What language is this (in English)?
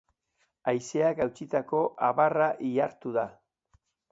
Basque